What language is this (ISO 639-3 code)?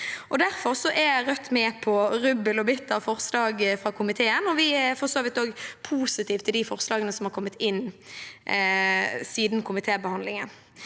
nor